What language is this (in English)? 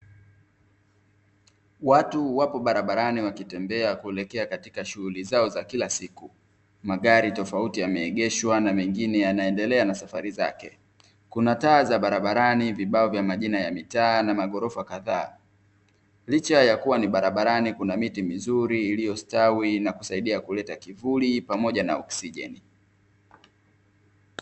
Swahili